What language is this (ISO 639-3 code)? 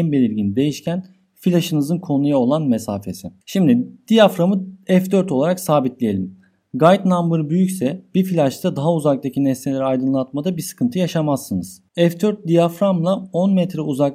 tur